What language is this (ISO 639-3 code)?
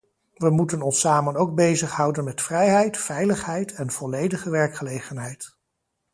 nld